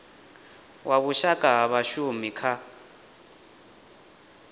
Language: Venda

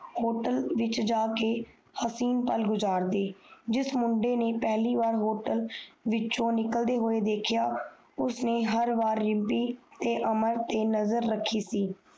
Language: Punjabi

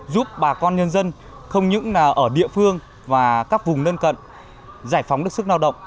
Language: Vietnamese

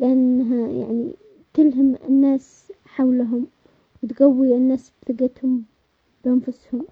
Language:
Omani Arabic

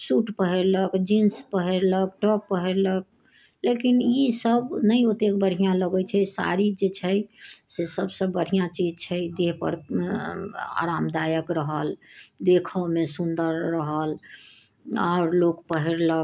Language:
Maithili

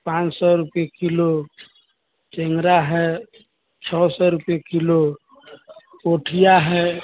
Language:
Maithili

